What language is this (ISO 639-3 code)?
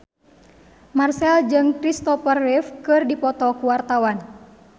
sun